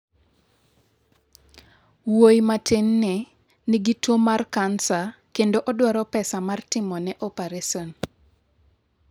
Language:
Luo (Kenya and Tanzania)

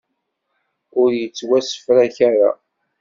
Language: Kabyle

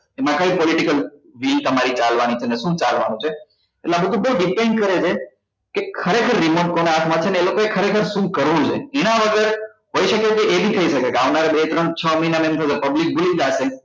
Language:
Gujarati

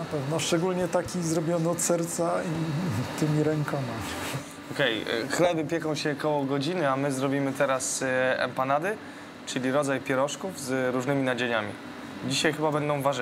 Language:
Polish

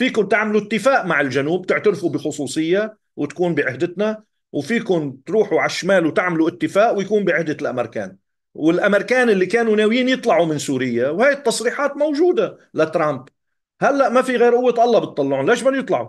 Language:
Arabic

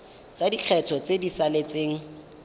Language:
Tswana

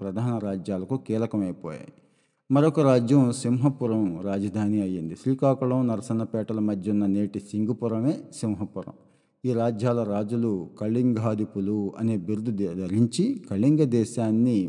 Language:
Telugu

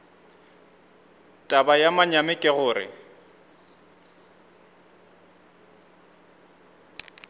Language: Northern Sotho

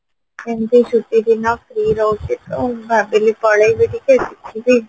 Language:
Odia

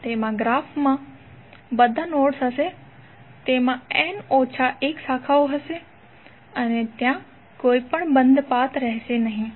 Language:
Gujarati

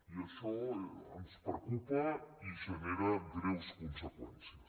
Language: Catalan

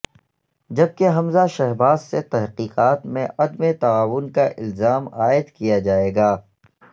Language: Urdu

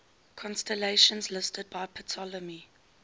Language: English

